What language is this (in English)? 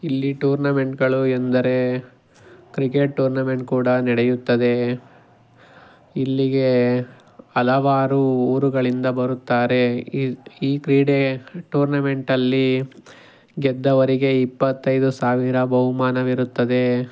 Kannada